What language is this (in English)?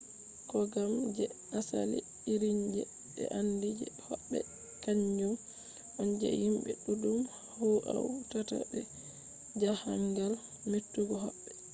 Fula